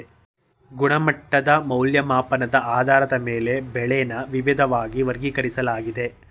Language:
Kannada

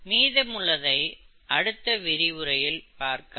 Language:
Tamil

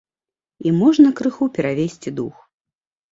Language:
Belarusian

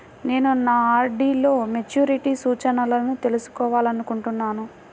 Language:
Telugu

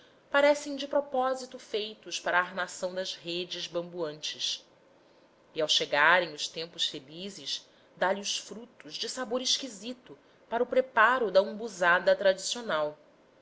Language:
Portuguese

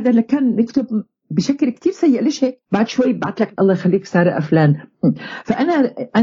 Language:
Arabic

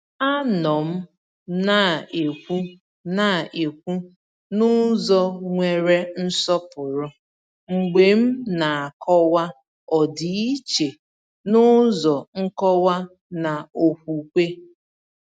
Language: Igbo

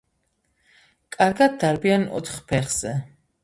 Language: Georgian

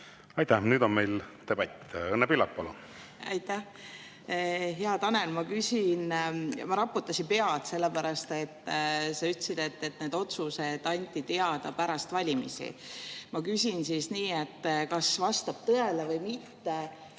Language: Estonian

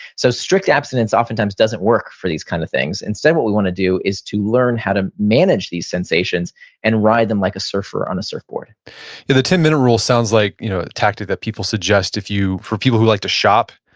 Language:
English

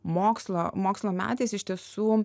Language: Lithuanian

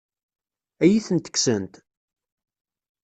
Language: Kabyle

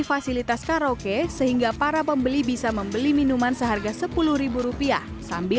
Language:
Indonesian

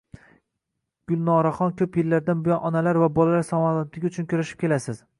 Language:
Uzbek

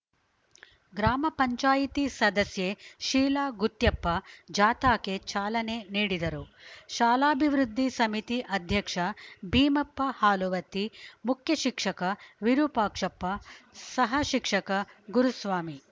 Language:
Kannada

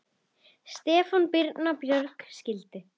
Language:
Icelandic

